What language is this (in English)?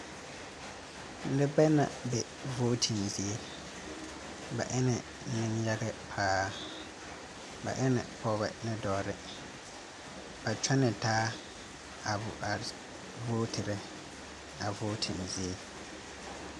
Southern Dagaare